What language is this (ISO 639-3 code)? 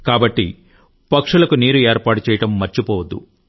tel